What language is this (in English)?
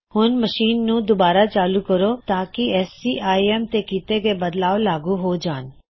Punjabi